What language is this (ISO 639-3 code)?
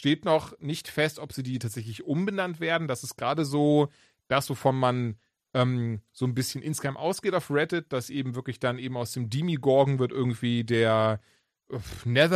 deu